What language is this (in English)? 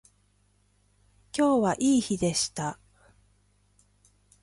Japanese